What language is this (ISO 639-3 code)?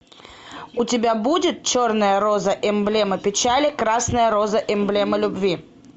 rus